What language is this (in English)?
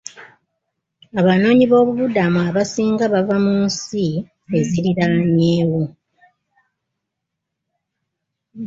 Ganda